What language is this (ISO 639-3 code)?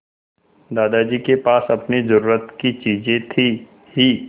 hin